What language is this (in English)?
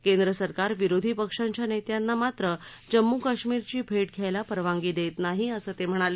Marathi